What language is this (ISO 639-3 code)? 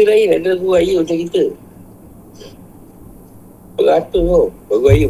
msa